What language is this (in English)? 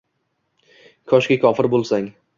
Uzbek